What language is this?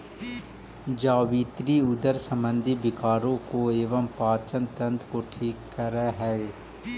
Magahi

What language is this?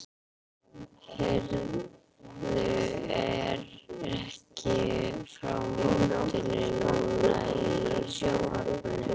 Icelandic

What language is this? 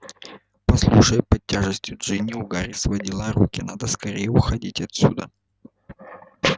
Russian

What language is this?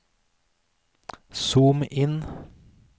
Norwegian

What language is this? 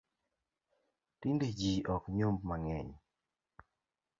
Luo (Kenya and Tanzania)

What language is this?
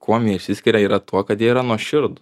Lithuanian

